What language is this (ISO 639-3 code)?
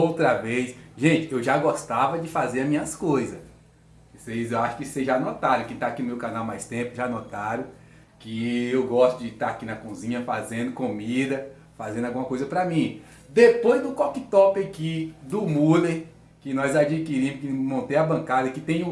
por